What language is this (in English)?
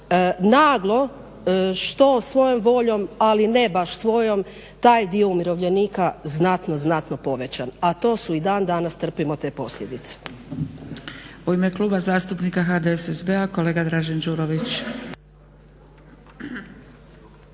Croatian